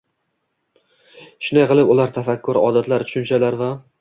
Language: Uzbek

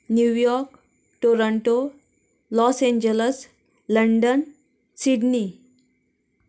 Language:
Konkani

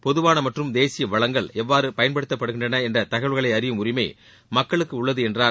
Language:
Tamil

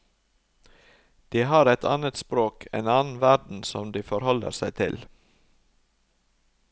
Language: Norwegian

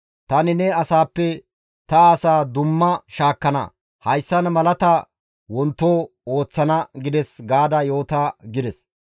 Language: Gamo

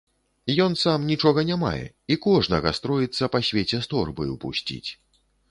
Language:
Belarusian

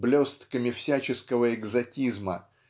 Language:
Russian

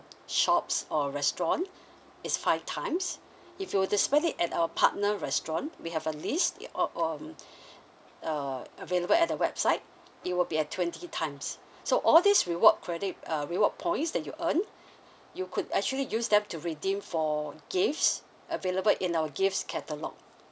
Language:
English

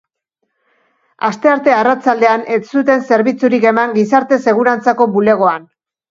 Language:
Basque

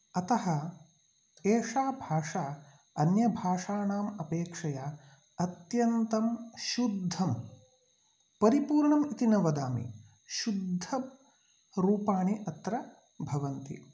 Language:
Sanskrit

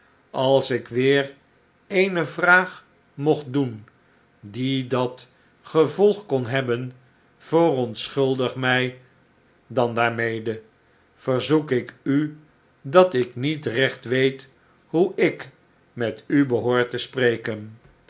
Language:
Dutch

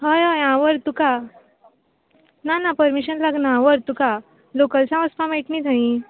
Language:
Konkani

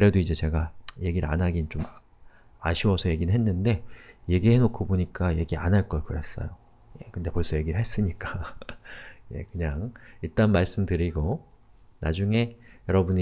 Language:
Korean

